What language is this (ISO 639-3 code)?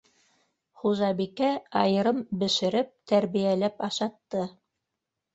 bak